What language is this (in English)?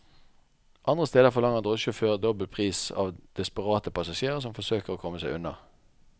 Norwegian